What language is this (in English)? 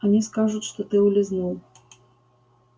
Russian